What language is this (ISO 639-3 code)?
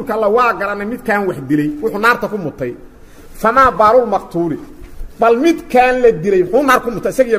ara